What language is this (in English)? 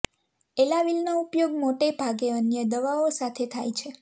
Gujarati